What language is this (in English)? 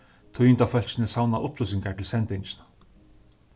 Faroese